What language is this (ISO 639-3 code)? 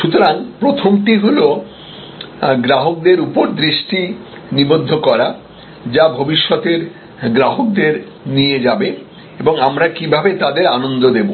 ben